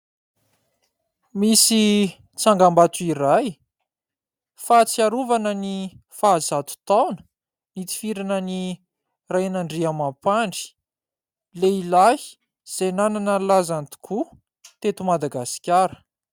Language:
Malagasy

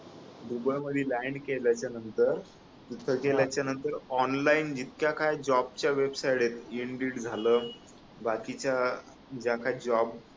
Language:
Marathi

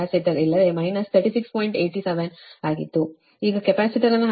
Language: Kannada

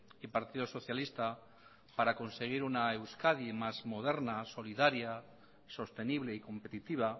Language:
Spanish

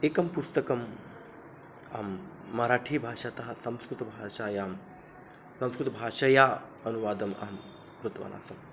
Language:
Sanskrit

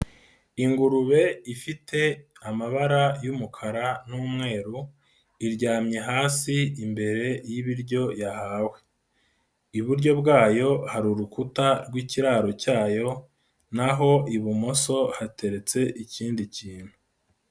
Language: Kinyarwanda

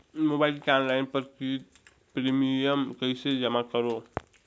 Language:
Chhattisgarhi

